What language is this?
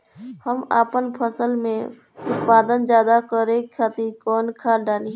Bhojpuri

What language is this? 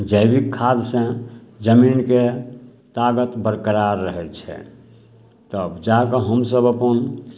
Maithili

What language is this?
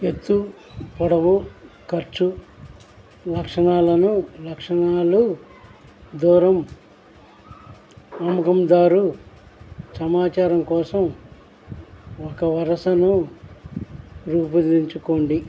Telugu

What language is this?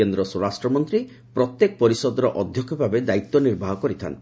Odia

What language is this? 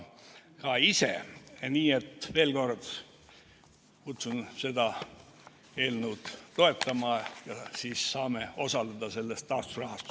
Estonian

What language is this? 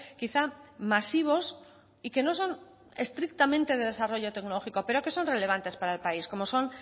Spanish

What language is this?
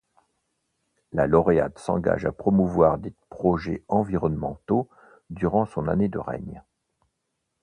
French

